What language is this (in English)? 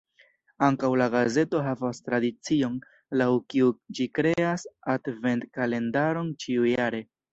Esperanto